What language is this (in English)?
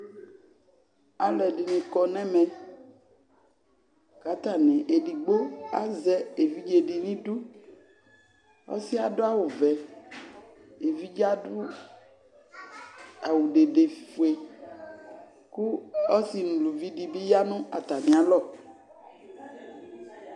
Ikposo